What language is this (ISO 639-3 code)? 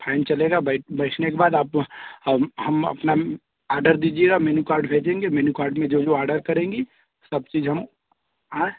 hin